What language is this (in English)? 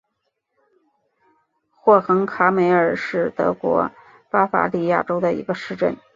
Chinese